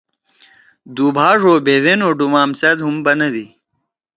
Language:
Torwali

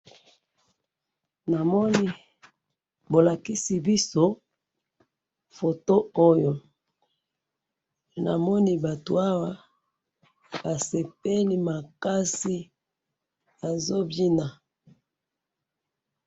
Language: Lingala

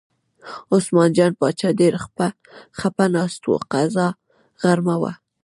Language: Pashto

